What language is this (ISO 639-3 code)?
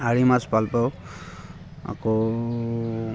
asm